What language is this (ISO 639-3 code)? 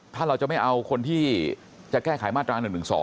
tha